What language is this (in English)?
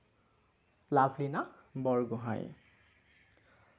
Assamese